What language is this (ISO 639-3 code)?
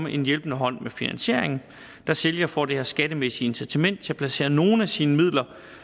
dan